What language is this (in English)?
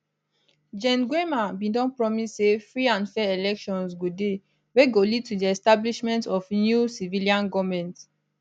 Nigerian Pidgin